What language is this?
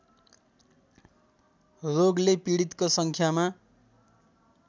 Nepali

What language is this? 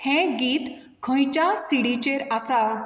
Konkani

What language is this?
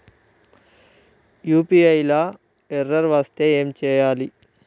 Telugu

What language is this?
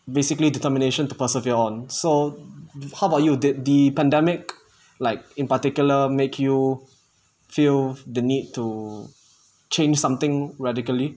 English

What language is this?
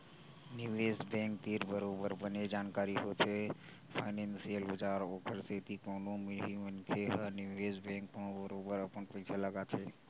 Chhattisgarhi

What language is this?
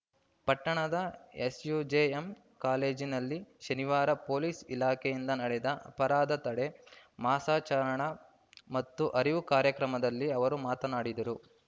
Kannada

